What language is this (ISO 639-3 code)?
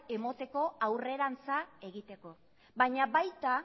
eus